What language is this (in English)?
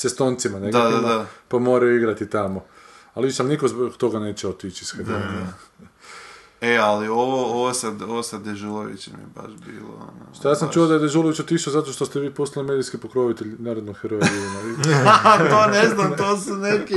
Croatian